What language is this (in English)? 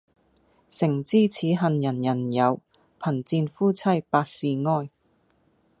Cantonese